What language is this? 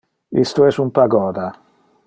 Interlingua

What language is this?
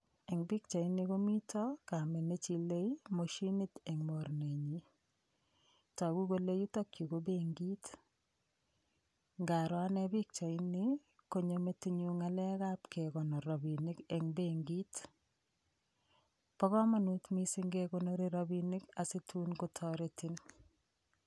Kalenjin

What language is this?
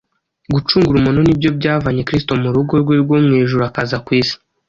Kinyarwanda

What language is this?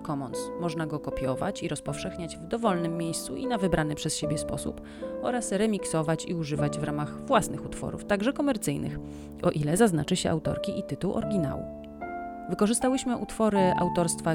Polish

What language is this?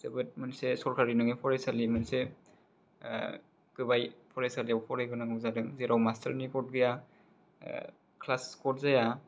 Bodo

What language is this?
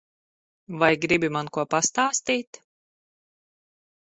Latvian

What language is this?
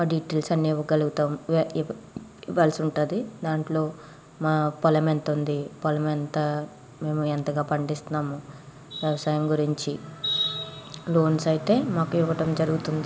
Telugu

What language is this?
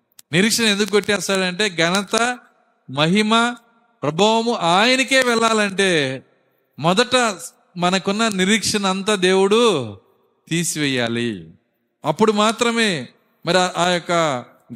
Telugu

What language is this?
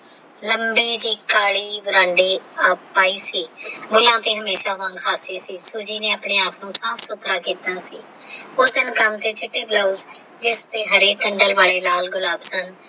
Punjabi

